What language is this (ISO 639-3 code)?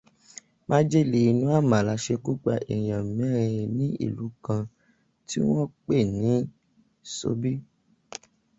yor